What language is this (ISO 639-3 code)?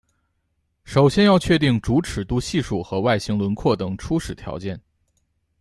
zho